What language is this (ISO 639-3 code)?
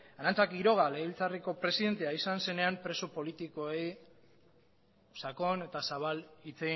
eus